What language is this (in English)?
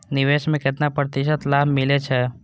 Maithili